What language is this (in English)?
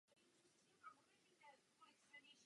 Czech